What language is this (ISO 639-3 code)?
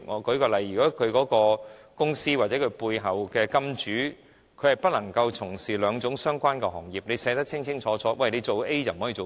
yue